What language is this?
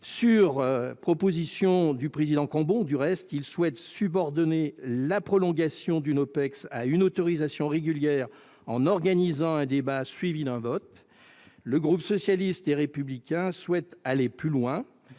French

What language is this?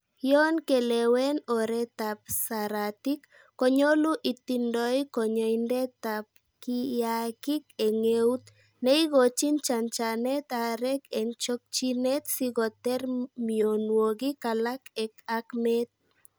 Kalenjin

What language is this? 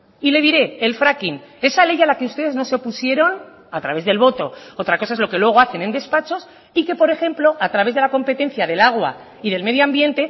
Spanish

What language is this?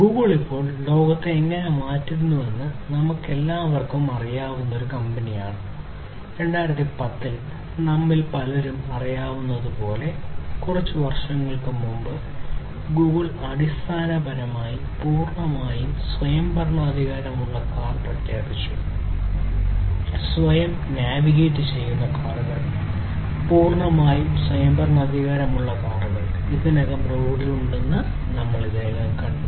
Malayalam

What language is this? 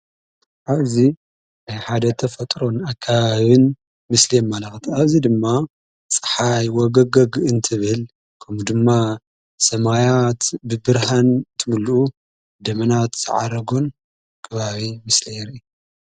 Tigrinya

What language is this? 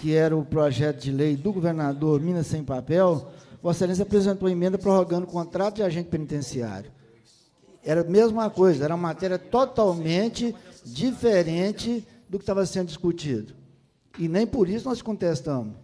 Portuguese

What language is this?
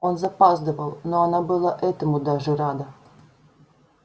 Russian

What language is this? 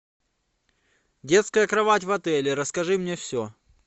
Russian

